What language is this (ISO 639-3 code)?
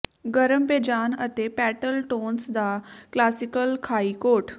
pan